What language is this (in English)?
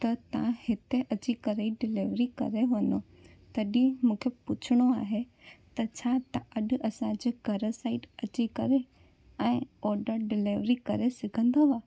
Sindhi